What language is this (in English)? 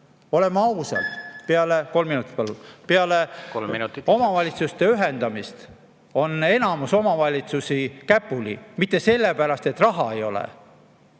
Estonian